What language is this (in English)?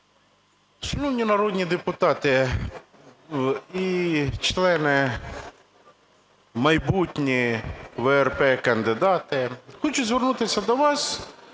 Ukrainian